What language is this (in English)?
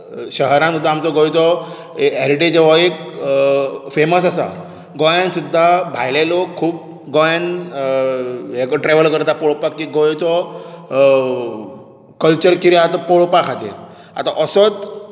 Konkani